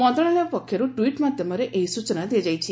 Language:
Odia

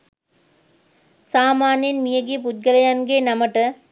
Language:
Sinhala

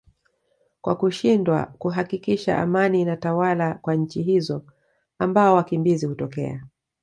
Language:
Swahili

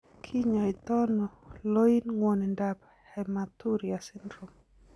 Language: Kalenjin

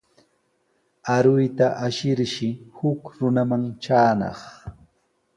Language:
Sihuas Ancash Quechua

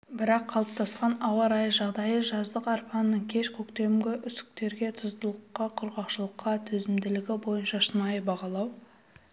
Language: Kazakh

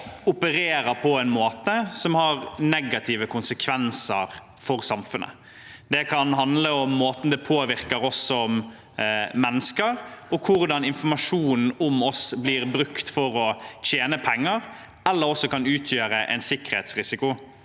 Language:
Norwegian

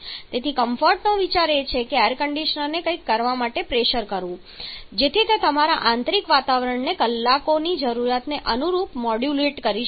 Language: Gujarati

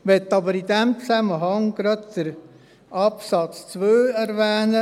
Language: Swiss German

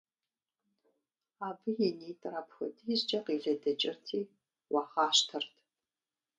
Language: Kabardian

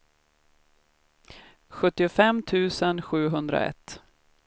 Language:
Swedish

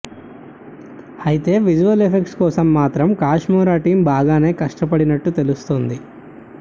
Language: Telugu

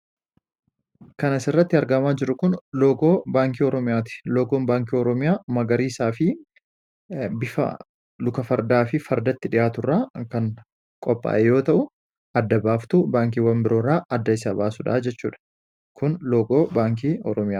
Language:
Oromo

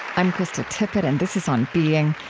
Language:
English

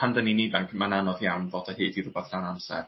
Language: Welsh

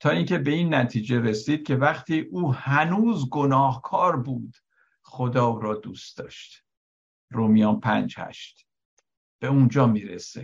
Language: Persian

